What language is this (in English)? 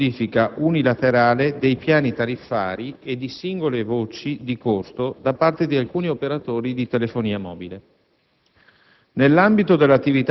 Italian